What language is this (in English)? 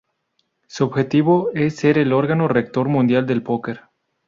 Spanish